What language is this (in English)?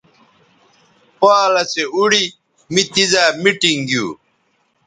Bateri